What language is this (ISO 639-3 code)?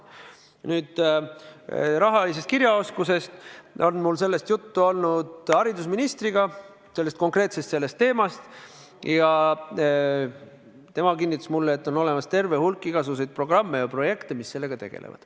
est